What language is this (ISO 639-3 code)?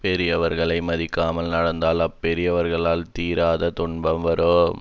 tam